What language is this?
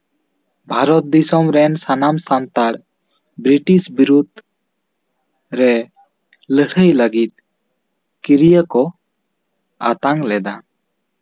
Santali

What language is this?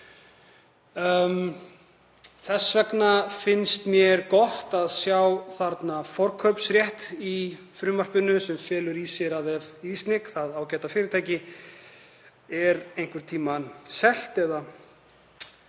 Icelandic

